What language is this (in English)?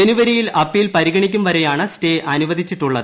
Malayalam